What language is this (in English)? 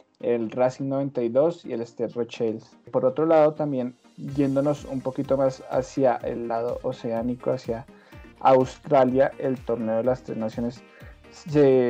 Spanish